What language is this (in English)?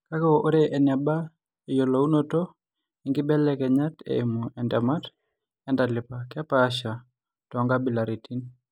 Masai